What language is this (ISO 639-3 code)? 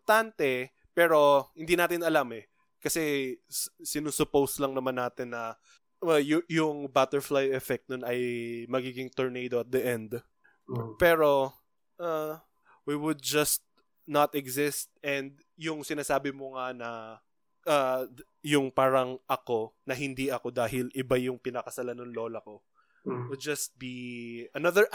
fil